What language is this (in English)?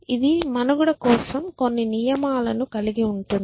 Telugu